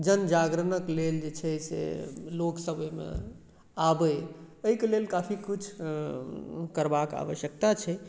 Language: Maithili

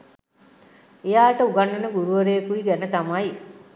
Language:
Sinhala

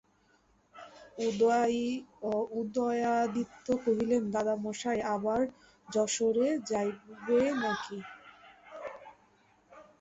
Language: Bangla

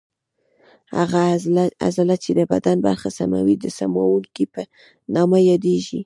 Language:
Pashto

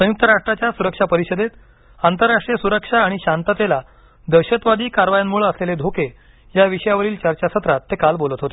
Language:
Marathi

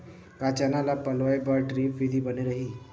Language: Chhattisgarhi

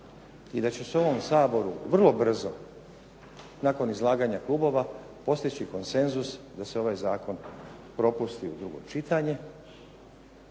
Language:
Croatian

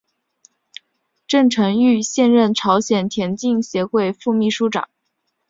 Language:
Chinese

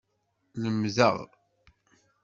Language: Kabyle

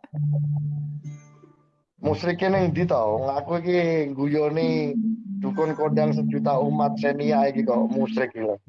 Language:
Indonesian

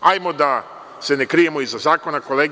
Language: Serbian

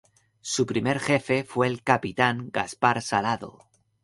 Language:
Spanish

